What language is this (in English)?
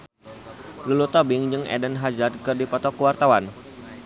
Sundanese